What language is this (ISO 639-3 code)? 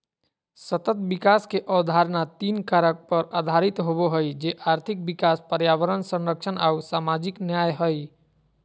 mag